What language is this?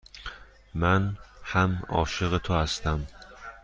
Persian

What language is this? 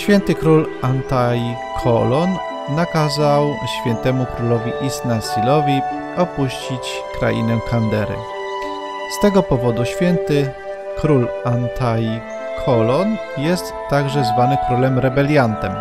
Polish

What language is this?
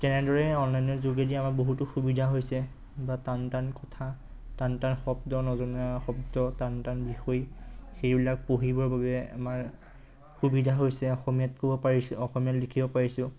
Assamese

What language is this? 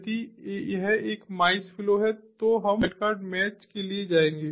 Hindi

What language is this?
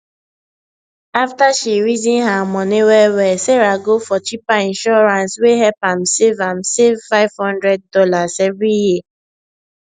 Nigerian Pidgin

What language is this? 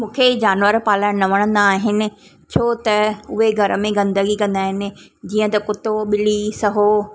Sindhi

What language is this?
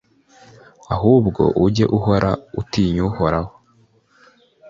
Kinyarwanda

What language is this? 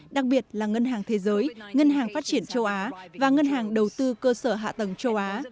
Vietnamese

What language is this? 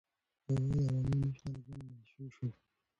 Pashto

